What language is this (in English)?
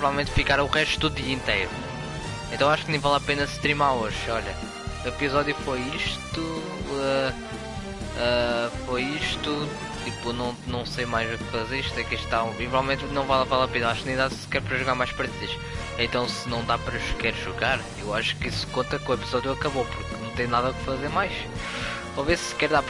Portuguese